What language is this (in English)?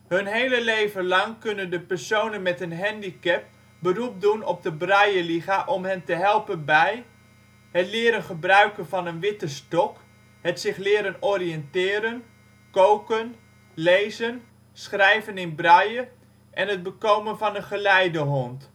Dutch